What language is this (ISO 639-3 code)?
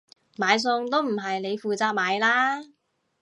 yue